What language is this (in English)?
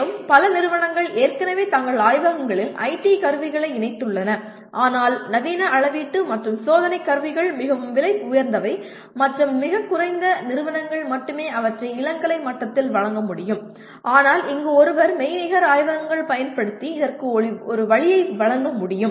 Tamil